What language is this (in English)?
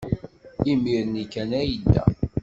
Kabyle